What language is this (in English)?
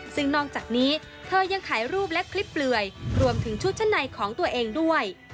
Thai